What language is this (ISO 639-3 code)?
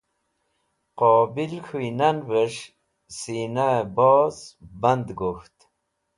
wbl